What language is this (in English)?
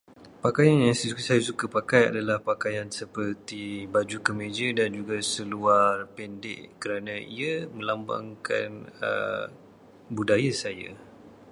Malay